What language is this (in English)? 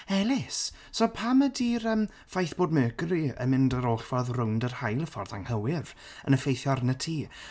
Welsh